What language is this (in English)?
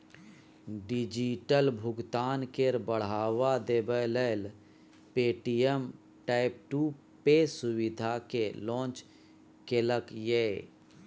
Maithili